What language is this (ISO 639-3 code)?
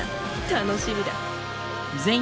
jpn